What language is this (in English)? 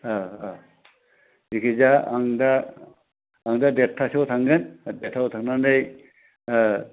Bodo